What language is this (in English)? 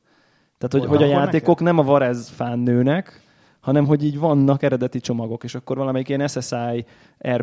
Hungarian